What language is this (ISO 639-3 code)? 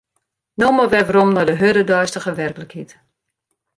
fry